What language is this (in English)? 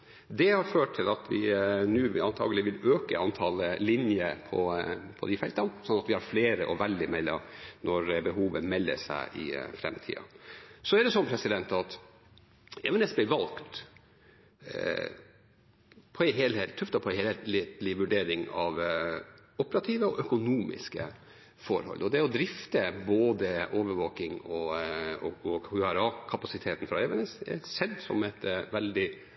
Norwegian Bokmål